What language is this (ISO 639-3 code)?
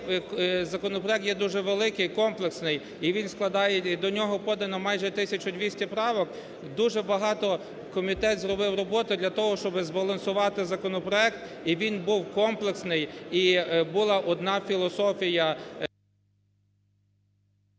ukr